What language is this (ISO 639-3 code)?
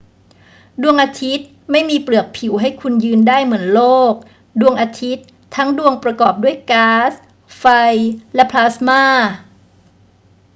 tha